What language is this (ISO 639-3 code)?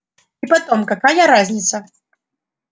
rus